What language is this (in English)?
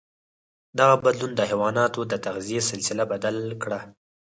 Pashto